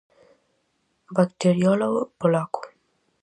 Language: Galician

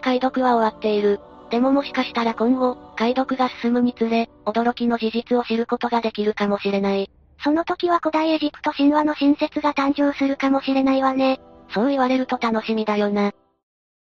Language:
Japanese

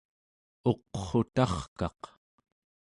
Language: Central Yupik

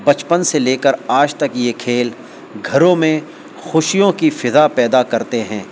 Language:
Urdu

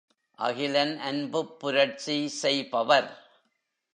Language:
Tamil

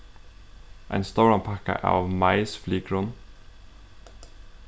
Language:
Faroese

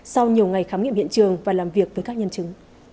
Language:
Vietnamese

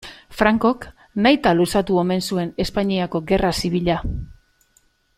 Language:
Basque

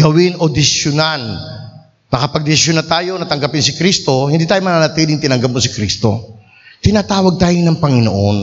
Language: Filipino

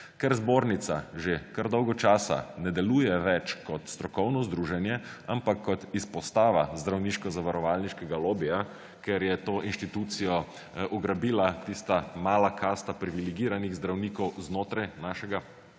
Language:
Slovenian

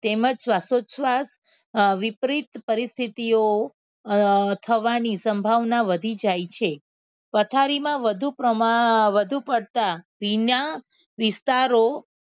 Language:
Gujarati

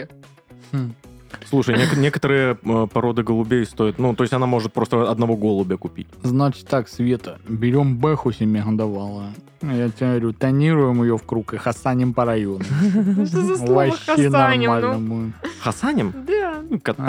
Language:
Russian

